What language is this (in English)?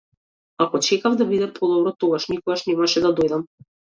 Macedonian